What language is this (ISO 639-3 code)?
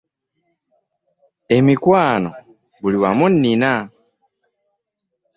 lug